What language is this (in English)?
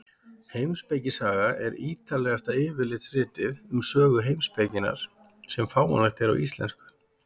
Icelandic